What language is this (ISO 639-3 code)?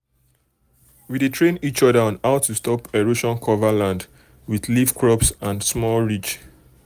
pcm